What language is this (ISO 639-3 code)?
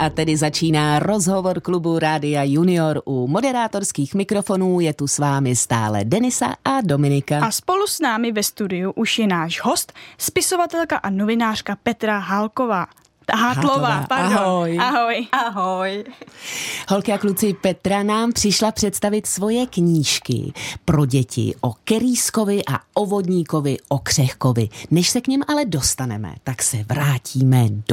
ces